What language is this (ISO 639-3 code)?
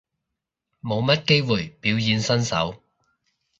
yue